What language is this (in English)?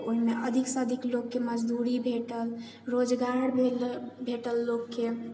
Maithili